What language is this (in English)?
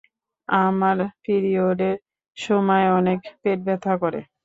Bangla